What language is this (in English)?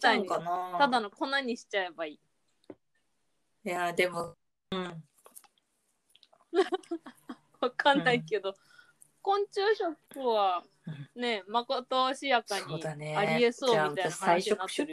Japanese